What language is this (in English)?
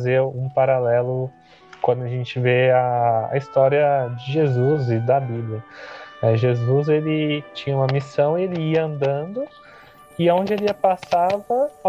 Portuguese